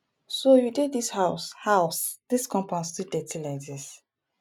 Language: Nigerian Pidgin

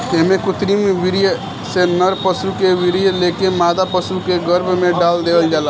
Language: Bhojpuri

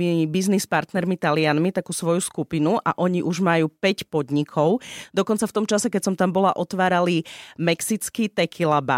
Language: Slovak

